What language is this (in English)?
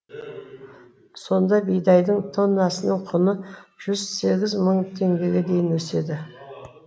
Kazakh